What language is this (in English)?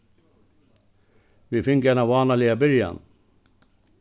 Faroese